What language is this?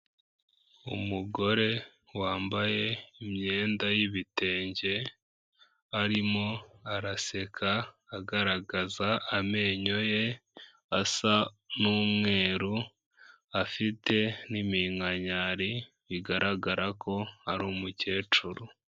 Kinyarwanda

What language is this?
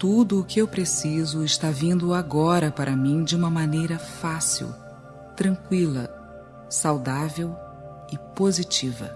Portuguese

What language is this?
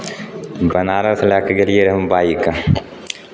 Maithili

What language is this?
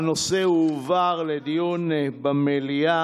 Hebrew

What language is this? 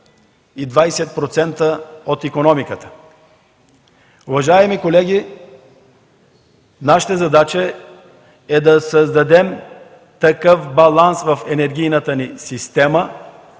Bulgarian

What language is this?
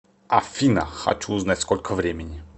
Russian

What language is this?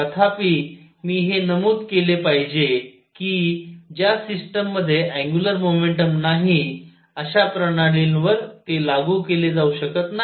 Marathi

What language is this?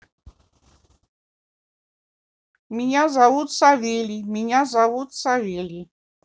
Russian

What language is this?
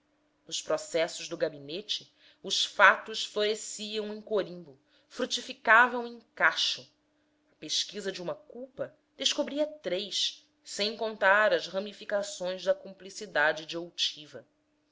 Portuguese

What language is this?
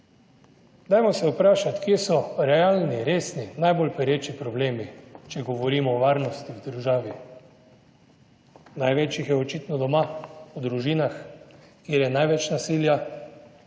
Slovenian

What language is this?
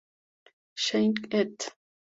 Spanish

